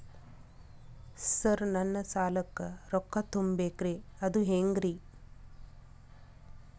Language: Kannada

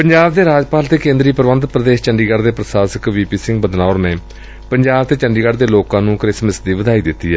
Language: Punjabi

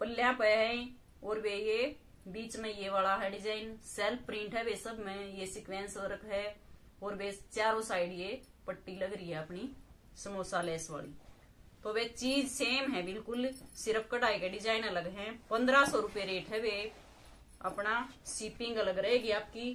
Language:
Hindi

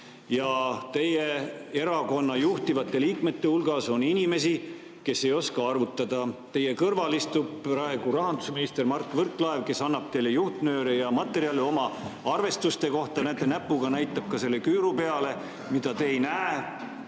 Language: Estonian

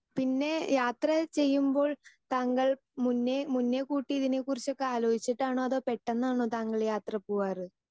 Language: Malayalam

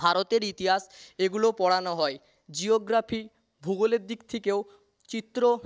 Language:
Bangla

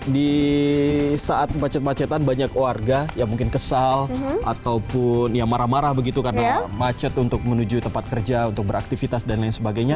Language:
Indonesian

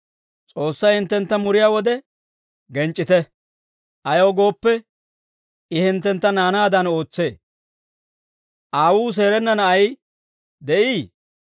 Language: Dawro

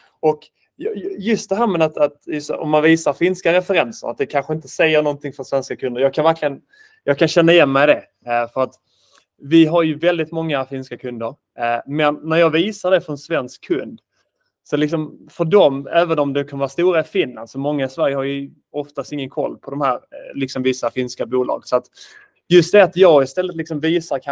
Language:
Swedish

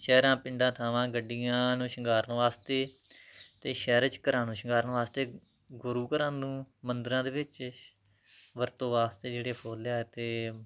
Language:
Punjabi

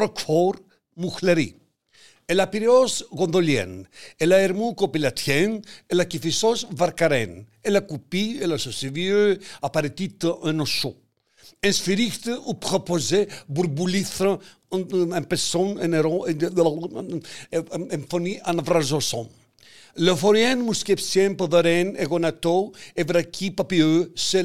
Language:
Greek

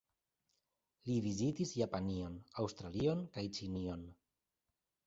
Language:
Esperanto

